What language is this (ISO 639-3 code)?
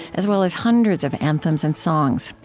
eng